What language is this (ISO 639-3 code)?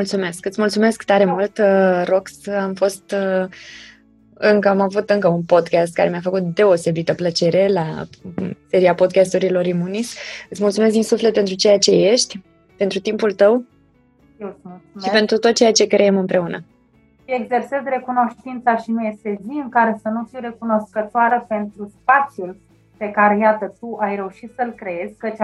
ron